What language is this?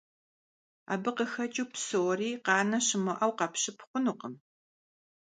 Kabardian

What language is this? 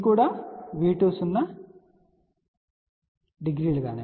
Telugu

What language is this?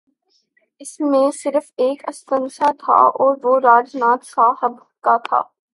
Urdu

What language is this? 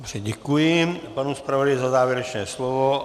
Czech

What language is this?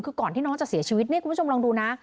Thai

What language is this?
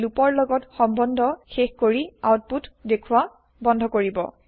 Assamese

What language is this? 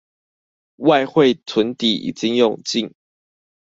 Chinese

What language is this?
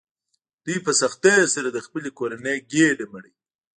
Pashto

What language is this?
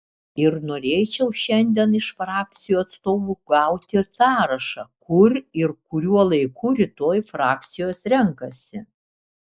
Lithuanian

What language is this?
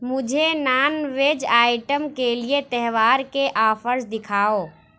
Urdu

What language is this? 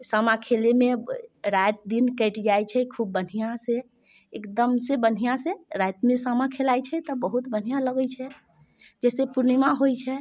Maithili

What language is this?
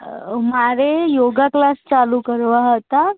Gujarati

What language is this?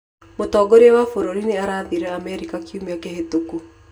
Kikuyu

